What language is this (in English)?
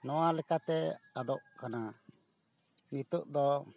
Santali